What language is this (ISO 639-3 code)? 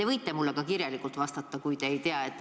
est